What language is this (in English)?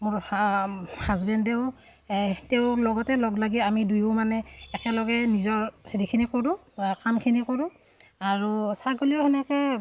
Assamese